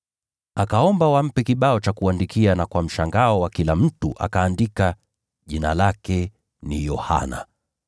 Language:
Swahili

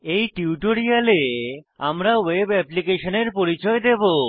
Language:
Bangla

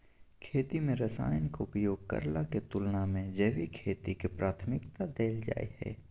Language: Maithili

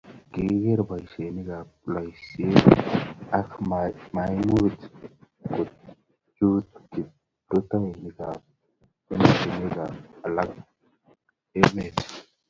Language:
Kalenjin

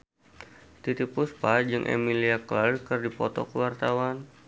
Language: Sundanese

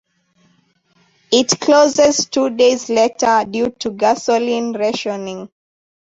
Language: English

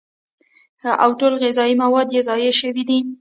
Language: Pashto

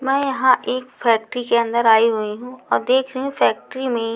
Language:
Hindi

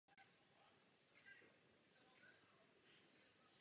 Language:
Czech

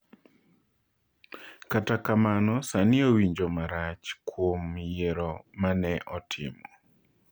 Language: Luo (Kenya and Tanzania)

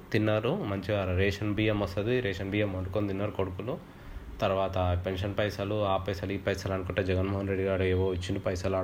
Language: Telugu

